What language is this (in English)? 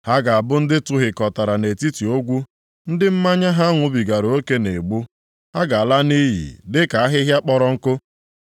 Igbo